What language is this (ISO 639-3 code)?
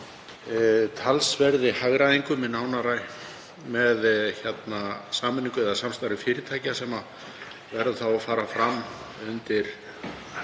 isl